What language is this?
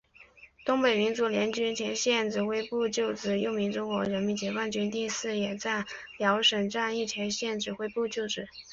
Chinese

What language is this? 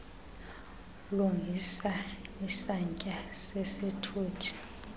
Xhosa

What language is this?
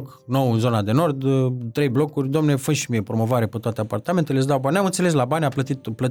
Romanian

